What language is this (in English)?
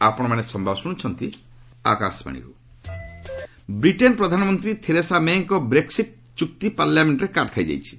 Odia